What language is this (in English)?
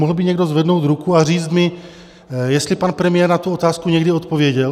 Czech